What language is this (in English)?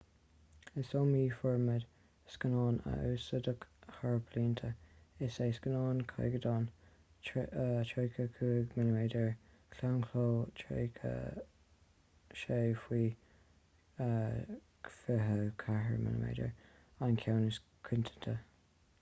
Irish